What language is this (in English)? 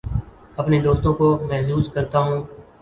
Urdu